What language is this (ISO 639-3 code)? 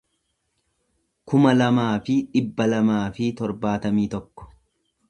orm